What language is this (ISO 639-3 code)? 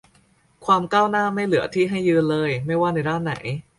tha